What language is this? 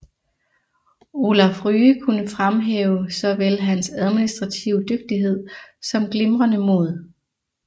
Danish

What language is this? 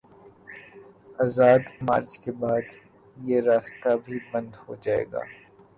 Urdu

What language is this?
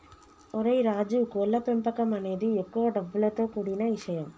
Telugu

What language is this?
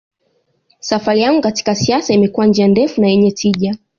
Swahili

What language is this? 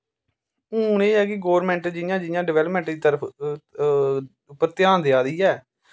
Dogri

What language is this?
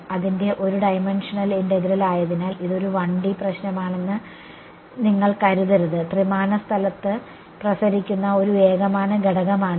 Malayalam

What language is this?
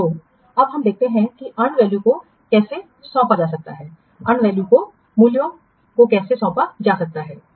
Hindi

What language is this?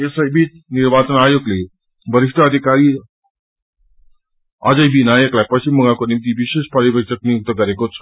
Nepali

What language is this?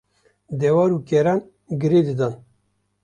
Kurdish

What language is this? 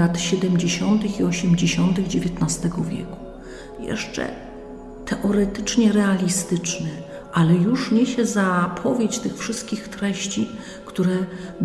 Polish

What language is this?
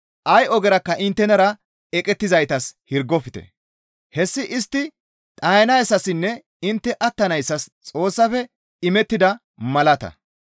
Gamo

